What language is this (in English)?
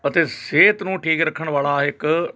Punjabi